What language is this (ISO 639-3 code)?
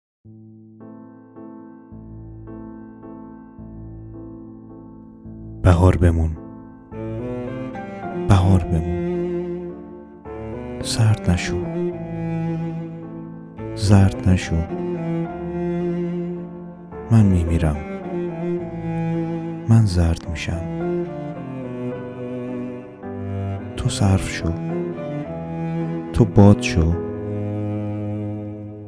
fas